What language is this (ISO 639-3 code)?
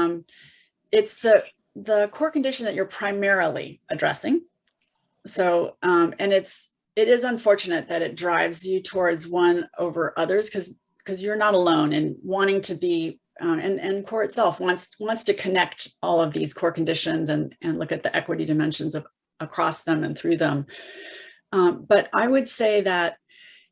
eng